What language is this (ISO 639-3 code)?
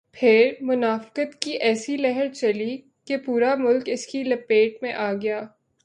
urd